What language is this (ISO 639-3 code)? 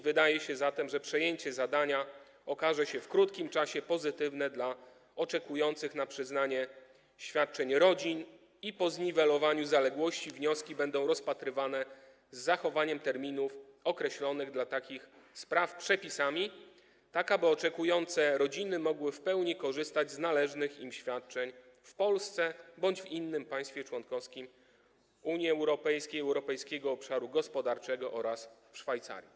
pol